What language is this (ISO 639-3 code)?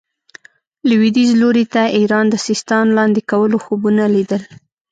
pus